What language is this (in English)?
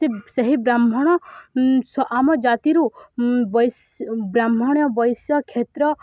Odia